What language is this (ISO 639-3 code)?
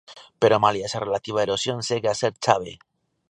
glg